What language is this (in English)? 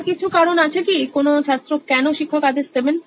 Bangla